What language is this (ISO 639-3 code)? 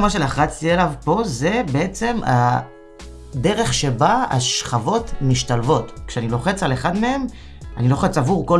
heb